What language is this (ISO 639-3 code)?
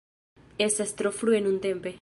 epo